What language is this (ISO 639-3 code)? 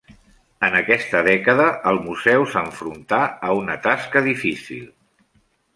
cat